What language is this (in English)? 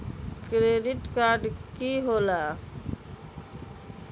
Magahi